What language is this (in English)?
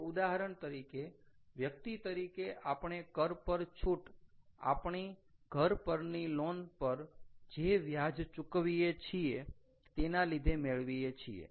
Gujarati